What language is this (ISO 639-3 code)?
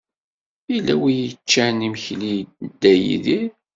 kab